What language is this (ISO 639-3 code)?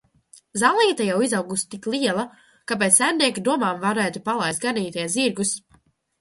lav